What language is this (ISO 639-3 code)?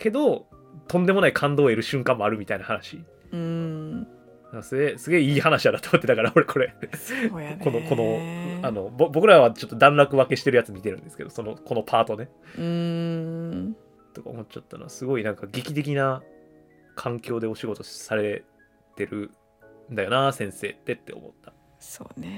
jpn